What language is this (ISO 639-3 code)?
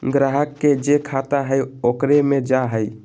mag